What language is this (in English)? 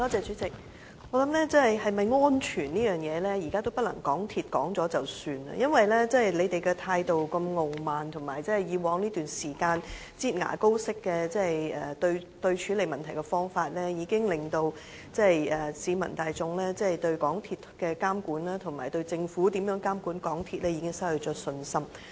Cantonese